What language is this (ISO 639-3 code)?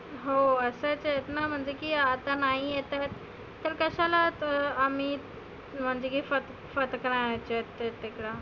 mar